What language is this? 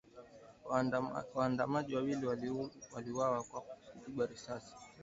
Swahili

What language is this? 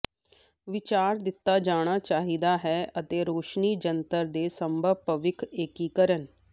Punjabi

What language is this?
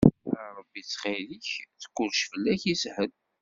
Kabyle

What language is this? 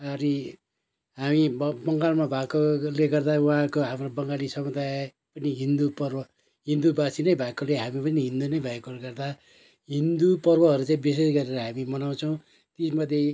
Nepali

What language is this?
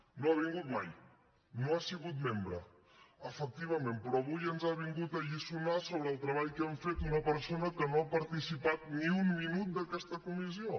Catalan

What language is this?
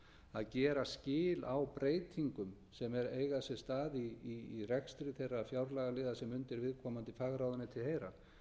Icelandic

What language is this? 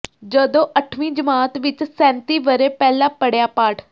Punjabi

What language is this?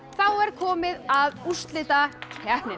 Icelandic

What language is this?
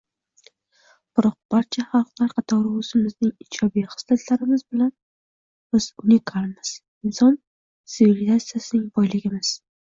Uzbek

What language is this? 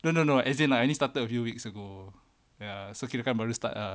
English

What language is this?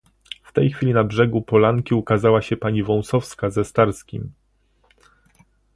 Polish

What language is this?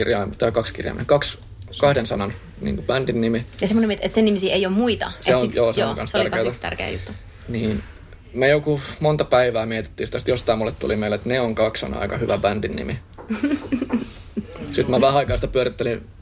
Finnish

